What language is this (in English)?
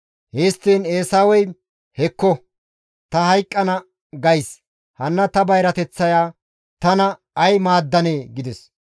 Gamo